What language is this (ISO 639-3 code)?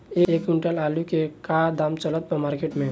bho